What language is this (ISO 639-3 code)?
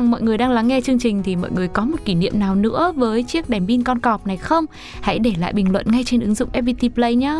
vie